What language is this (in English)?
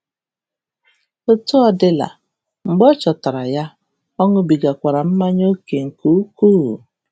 Igbo